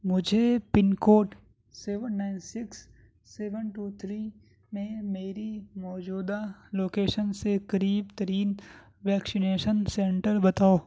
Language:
Urdu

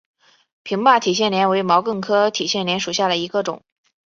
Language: Chinese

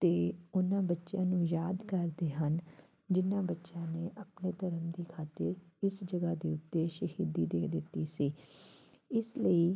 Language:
Punjabi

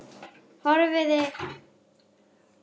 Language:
Icelandic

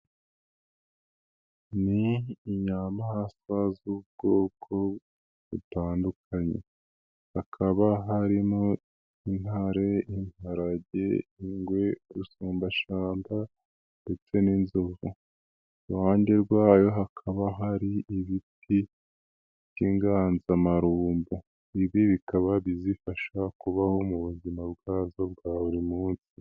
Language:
Kinyarwanda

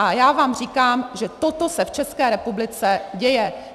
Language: Czech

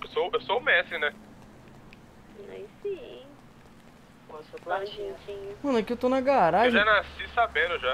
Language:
Portuguese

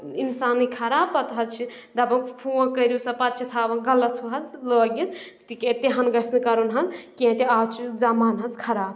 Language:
Kashmiri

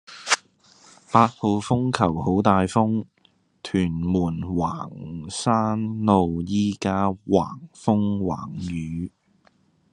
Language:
Cantonese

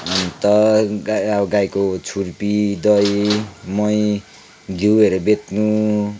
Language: Nepali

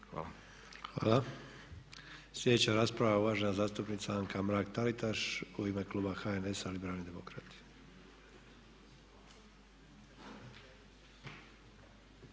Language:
Croatian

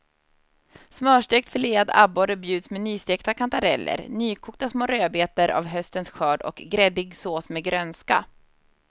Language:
Swedish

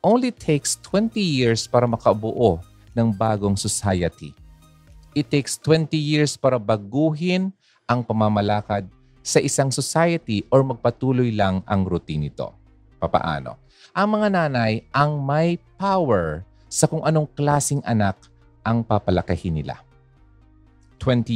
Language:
Filipino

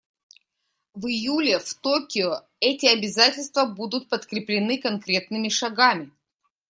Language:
Russian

